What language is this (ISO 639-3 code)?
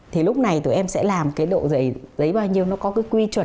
vie